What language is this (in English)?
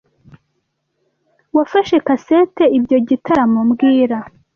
Kinyarwanda